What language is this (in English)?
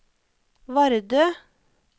Norwegian